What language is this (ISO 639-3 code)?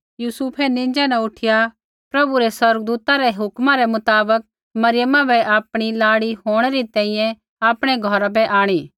kfx